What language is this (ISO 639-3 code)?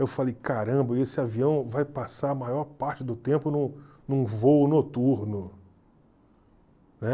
por